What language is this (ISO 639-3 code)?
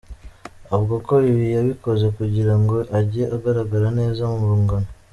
kin